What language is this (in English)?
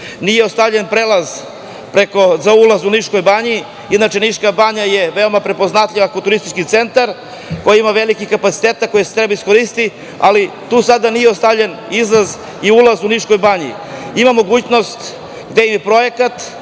Serbian